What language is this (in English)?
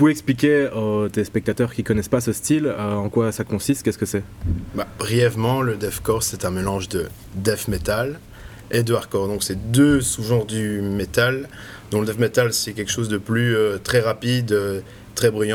French